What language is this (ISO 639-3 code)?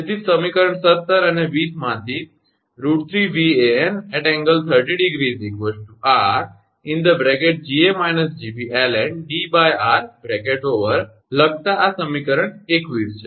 guj